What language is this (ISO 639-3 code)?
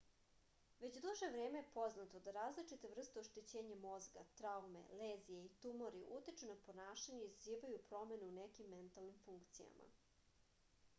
srp